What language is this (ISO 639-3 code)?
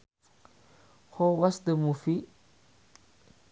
sun